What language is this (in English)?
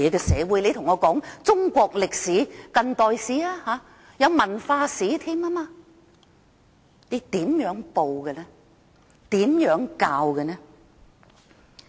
Cantonese